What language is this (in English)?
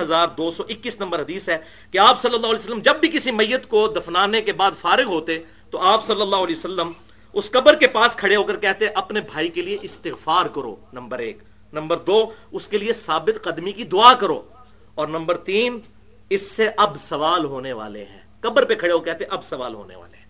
Urdu